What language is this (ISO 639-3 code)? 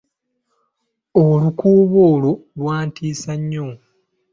lug